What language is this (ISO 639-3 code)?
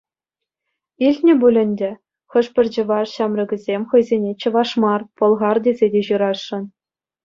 chv